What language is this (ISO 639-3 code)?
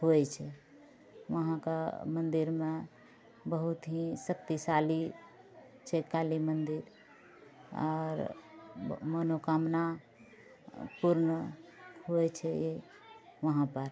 mai